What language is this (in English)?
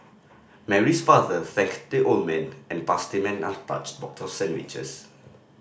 English